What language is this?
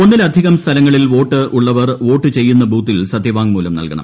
Malayalam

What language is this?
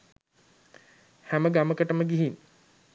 Sinhala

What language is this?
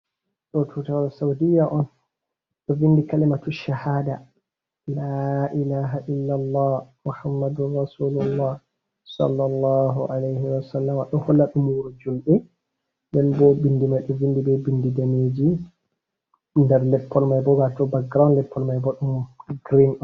Fula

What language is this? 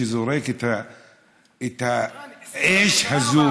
Hebrew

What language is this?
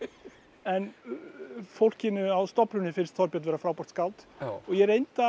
Icelandic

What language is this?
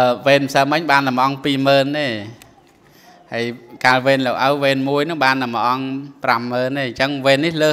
Thai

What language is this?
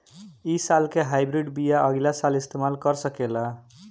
Bhojpuri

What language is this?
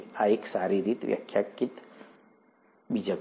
Gujarati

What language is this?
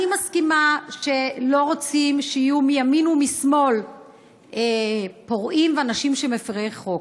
Hebrew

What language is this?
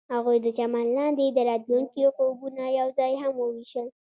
Pashto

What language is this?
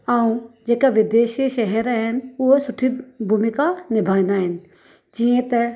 Sindhi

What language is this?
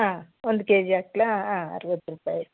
Kannada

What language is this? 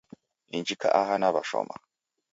Taita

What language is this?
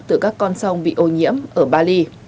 Vietnamese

